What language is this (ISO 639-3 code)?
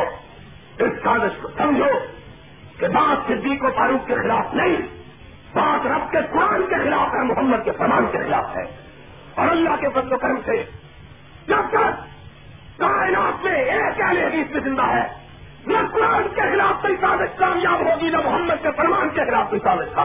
urd